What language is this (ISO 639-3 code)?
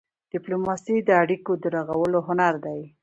pus